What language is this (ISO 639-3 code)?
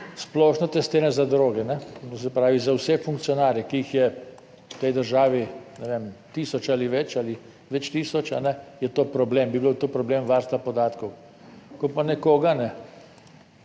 slv